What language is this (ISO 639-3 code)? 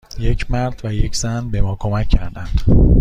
fas